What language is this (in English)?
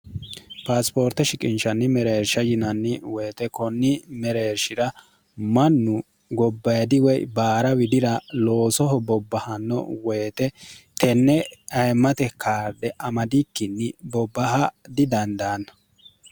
Sidamo